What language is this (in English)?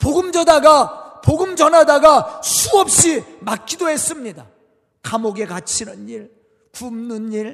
Korean